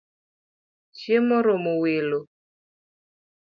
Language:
Luo (Kenya and Tanzania)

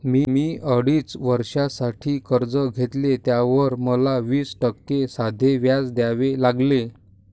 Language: Marathi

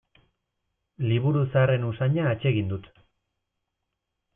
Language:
Basque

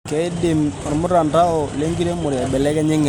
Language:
Masai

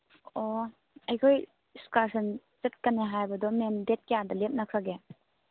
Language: Manipuri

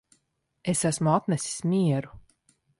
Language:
Latvian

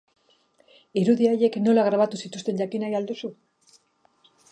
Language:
Basque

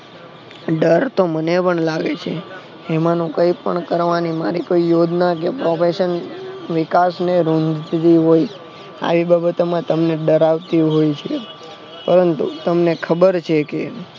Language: Gujarati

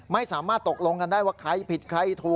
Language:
Thai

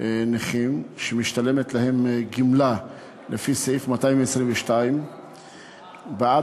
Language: Hebrew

